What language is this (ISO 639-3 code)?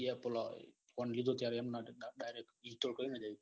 guj